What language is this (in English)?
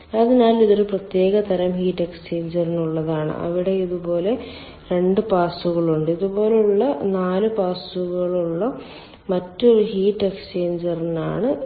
Malayalam